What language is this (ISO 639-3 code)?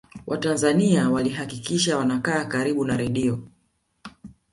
swa